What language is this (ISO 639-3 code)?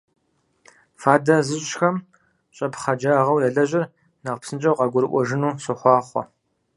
kbd